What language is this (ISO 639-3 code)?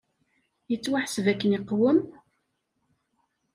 kab